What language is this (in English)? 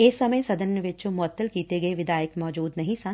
Punjabi